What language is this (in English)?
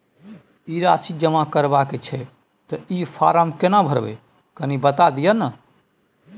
Maithili